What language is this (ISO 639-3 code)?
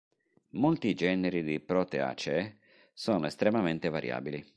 ita